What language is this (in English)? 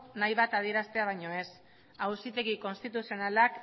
Basque